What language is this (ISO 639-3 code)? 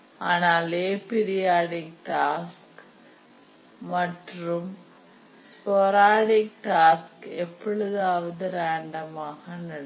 tam